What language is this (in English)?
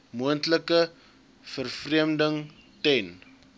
Afrikaans